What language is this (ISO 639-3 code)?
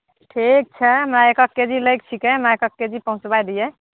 mai